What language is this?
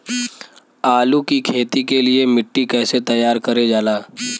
Bhojpuri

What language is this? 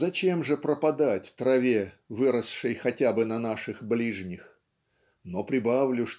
Russian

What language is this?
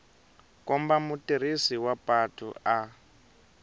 Tsonga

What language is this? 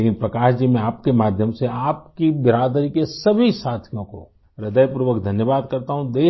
Urdu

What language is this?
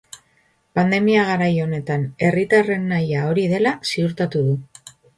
Basque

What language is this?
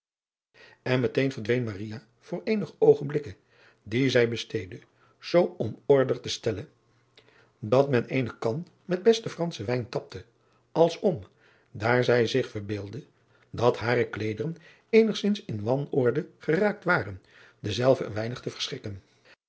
Dutch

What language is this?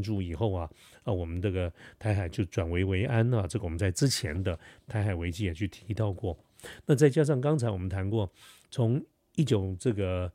Chinese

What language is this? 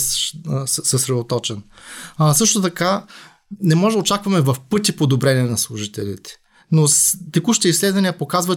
Bulgarian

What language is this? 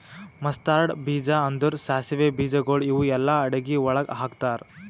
Kannada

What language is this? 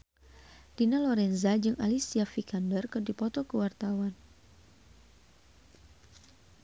Sundanese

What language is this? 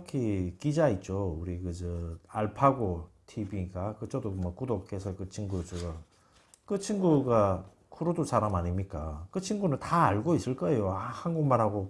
Korean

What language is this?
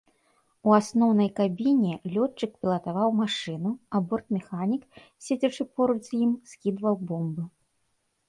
Belarusian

